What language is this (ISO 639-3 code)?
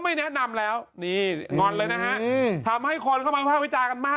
tha